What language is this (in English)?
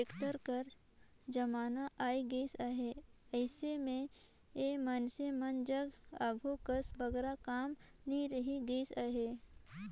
Chhattisgarhi